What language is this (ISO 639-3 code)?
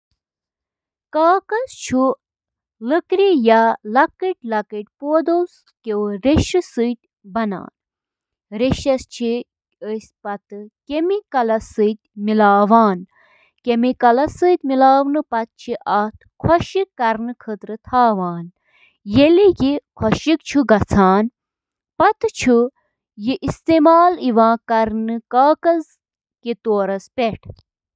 kas